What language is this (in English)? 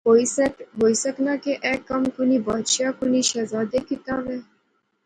Pahari-Potwari